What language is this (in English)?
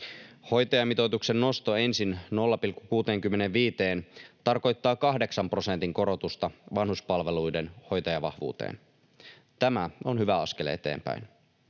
Finnish